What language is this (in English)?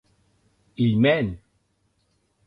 Occitan